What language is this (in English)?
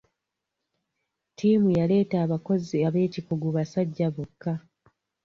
Ganda